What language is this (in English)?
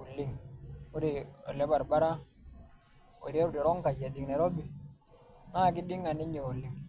Masai